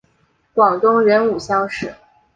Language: Chinese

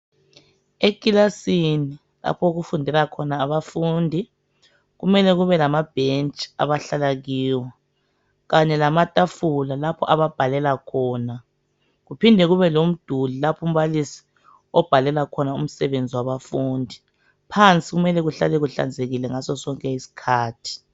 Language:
North Ndebele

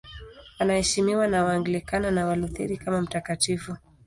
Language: Swahili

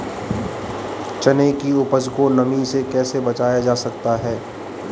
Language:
Hindi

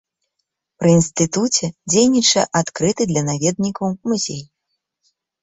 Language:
Belarusian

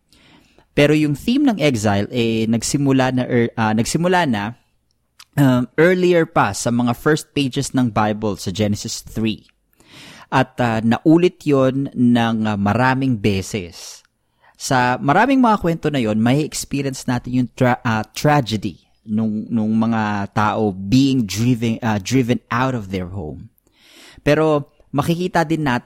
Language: Filipino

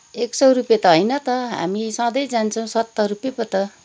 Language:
Nepali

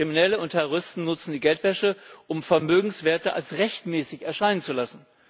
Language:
German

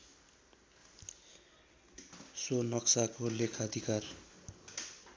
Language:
Nepali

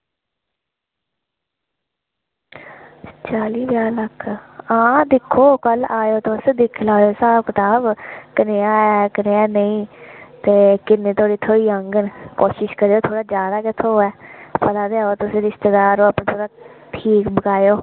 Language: Dogri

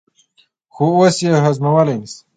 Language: Pashto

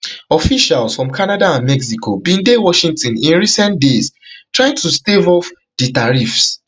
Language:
Nigerian Pidgin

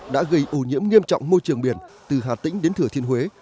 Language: Vietnamese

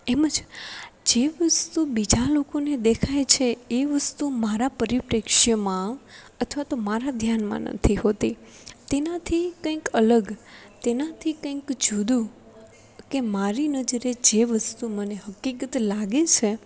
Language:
Gujarati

